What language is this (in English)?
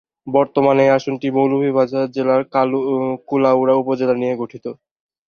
Bangla